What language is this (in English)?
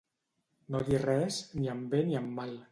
Catalan